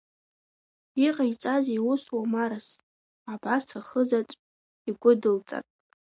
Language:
Abkhazian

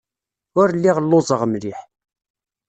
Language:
Kabyle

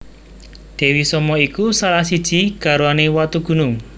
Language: Javanese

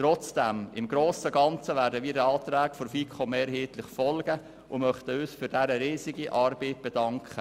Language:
Swiss German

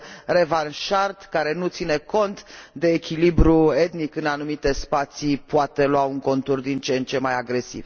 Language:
Romanian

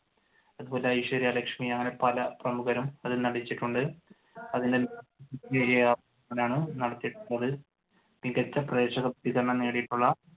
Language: Malayalam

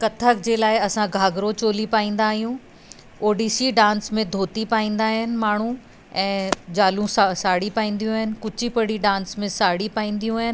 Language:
Sindhi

